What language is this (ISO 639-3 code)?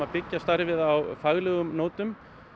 isl